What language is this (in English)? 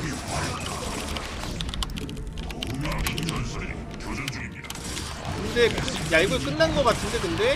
Korean